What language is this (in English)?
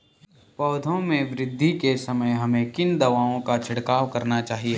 Hindi